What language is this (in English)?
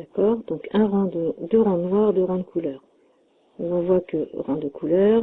French